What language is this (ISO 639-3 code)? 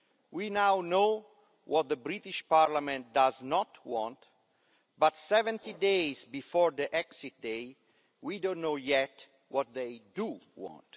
eng